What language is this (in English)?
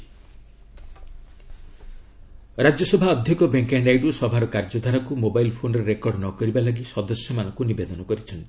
Odia